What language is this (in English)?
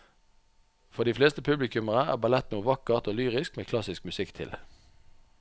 Norwegian